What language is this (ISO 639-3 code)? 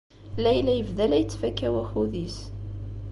kab